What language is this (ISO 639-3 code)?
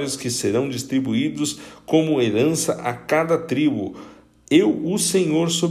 por